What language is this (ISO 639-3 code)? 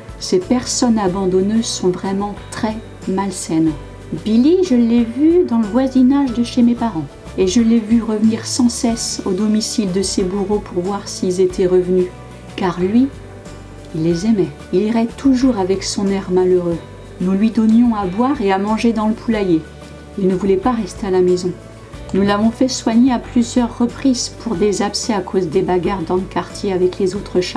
fra